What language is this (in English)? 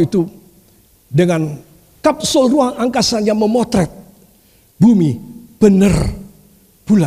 Indonesian